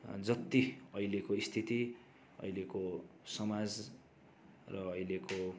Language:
Nepali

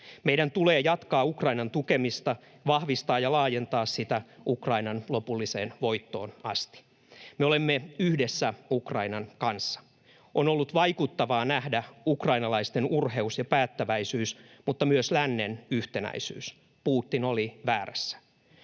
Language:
Finnish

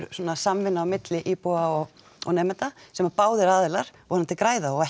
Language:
Icelandic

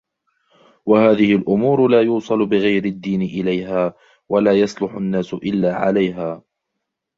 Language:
Arabic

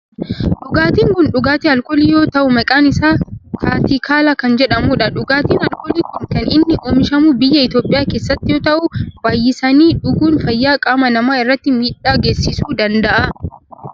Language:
Oromo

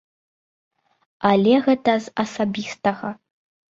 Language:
Belarusian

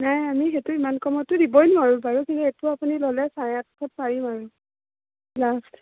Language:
Assamese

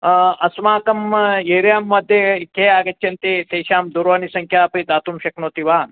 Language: Sanskrit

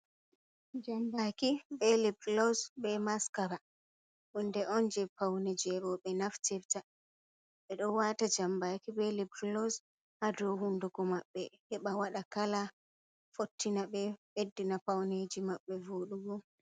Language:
Fula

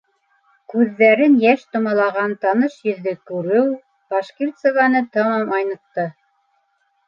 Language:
Bashkir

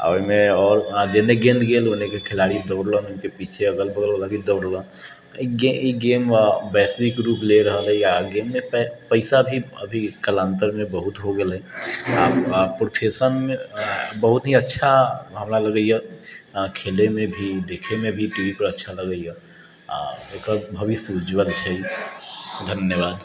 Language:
Maithili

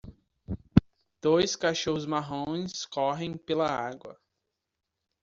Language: Portuguese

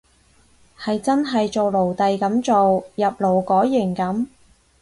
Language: Cantonese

